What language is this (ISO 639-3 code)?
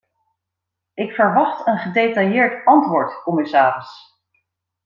nld